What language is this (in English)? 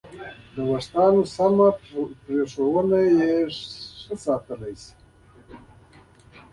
Pashto